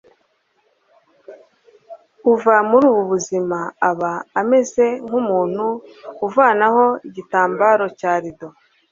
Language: Kinyarwanda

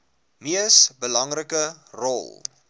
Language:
Afrikaans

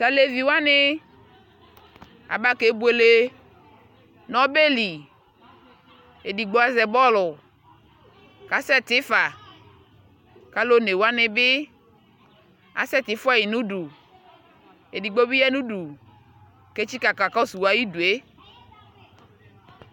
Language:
Ikposo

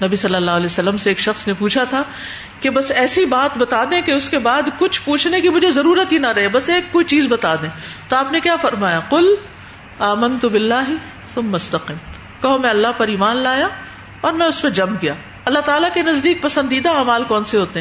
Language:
Urdu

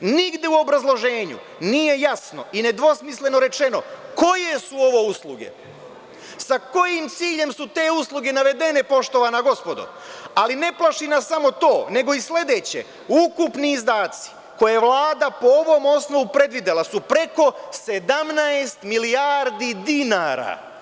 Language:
Serbian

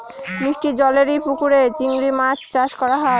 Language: Bangla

